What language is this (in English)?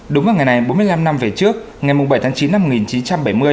Vietnamese